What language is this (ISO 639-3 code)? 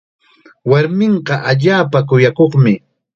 qxa